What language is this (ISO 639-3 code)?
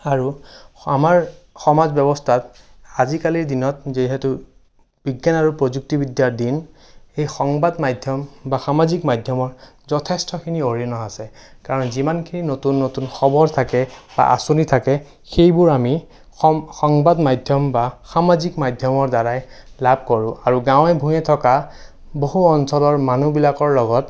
asm